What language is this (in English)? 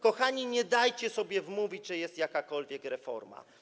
Polish